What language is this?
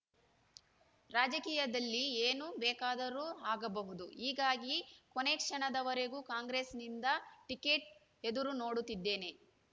Kannada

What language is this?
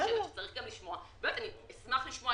Hebrew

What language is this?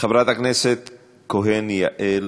Hebrew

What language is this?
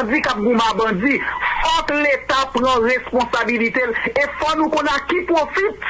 French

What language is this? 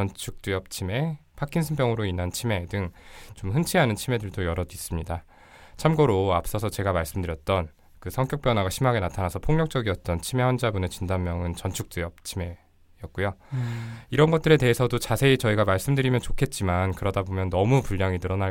Korean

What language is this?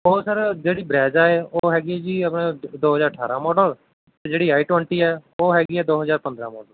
Punjabi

